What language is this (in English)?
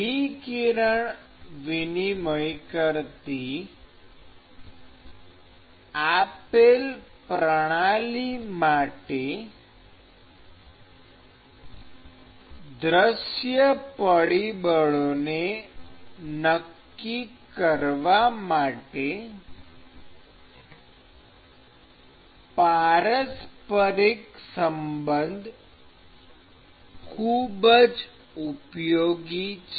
Gujarati